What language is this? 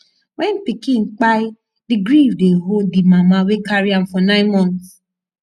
Nigerian Pidgin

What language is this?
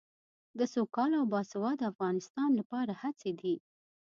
Pashto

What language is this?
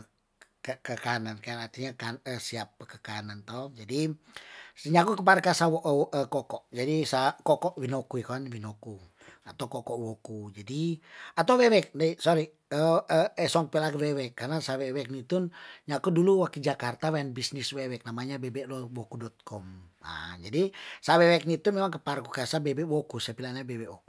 Tondano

